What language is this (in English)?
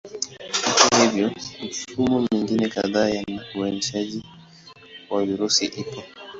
Swahili